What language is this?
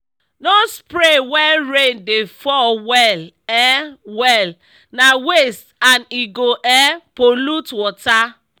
Nigerian Pidgin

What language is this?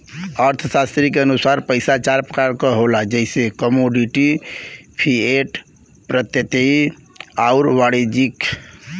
Bhojpuri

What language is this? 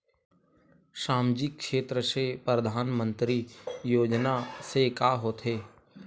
Chhattisgarhi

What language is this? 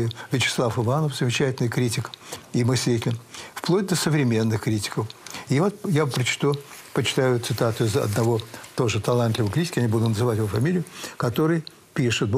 Russian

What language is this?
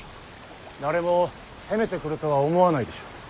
Japanese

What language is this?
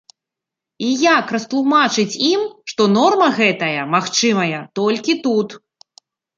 Belarusian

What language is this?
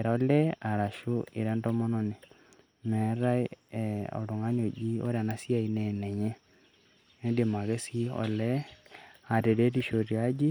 Masai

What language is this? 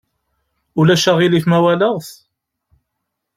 Kabyle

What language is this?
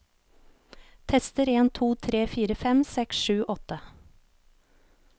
Norwegian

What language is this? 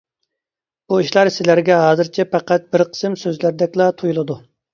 Uyghur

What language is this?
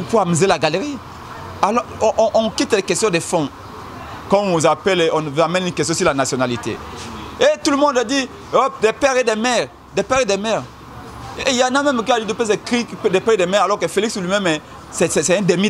French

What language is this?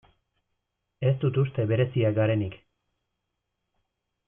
Basque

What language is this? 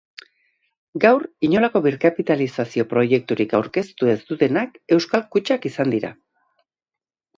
Basque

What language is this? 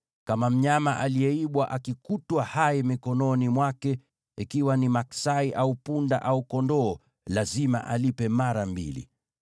Swahili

